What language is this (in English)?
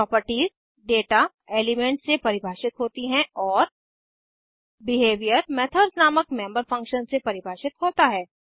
Hindi